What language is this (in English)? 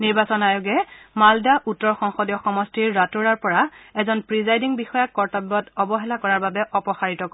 Assamese